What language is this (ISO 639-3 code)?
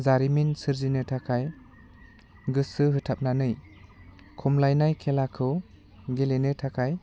brx